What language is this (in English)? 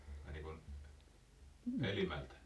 Finnish